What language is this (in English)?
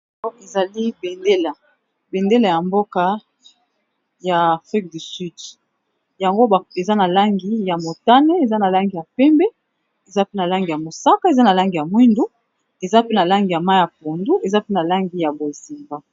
Lingala